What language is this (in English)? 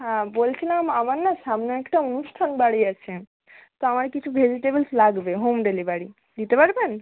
Bangla